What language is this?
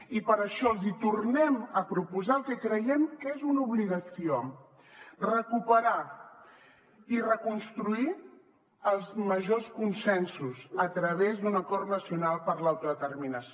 Catalan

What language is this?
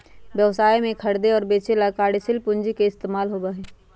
Magahi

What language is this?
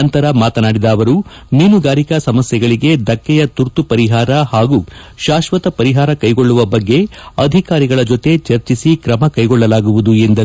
Kannada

